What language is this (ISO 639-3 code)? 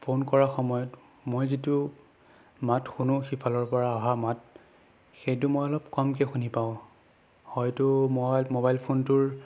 asm